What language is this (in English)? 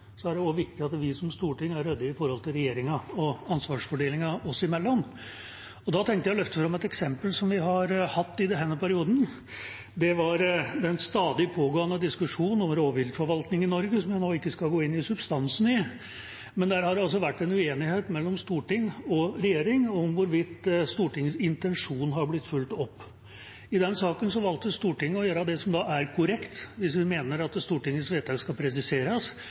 Norwegian Bokmål